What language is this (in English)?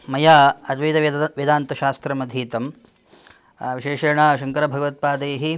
Sanskrit